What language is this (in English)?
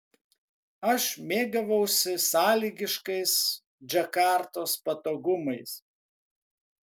Lithuanian